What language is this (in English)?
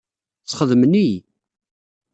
Kabyle